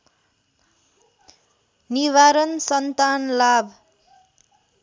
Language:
Nepali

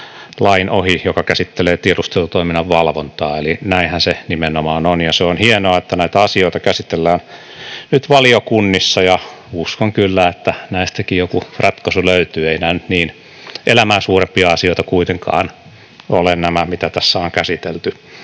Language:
Finnish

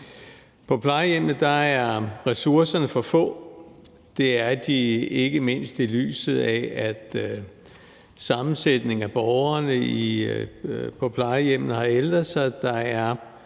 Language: Danish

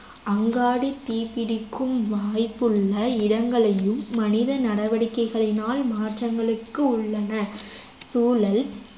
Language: Tamil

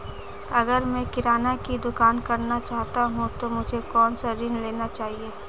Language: Hindi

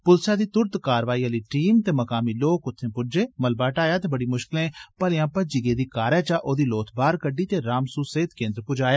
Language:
Dogri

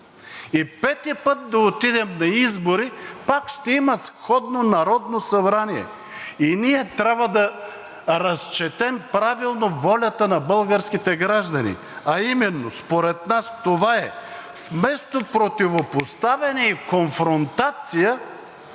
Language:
Bulgarian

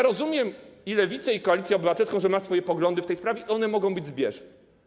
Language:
Polish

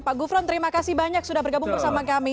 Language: Indonesian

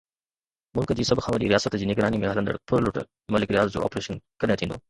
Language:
Sindhi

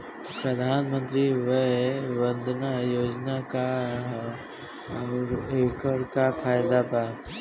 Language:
Bhojpuri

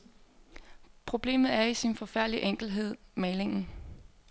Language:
Danish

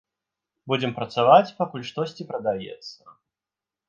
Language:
Belarusian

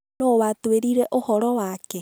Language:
Kikuyu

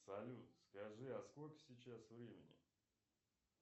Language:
Russian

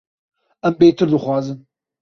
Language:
Kurdish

